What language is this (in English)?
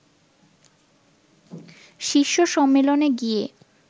Bangla